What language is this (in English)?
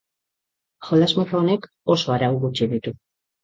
Basque